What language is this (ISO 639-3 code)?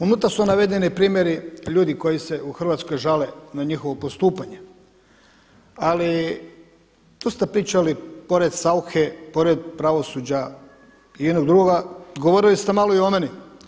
hrv